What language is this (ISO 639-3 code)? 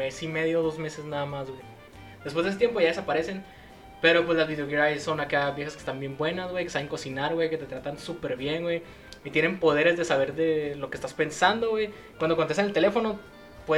spa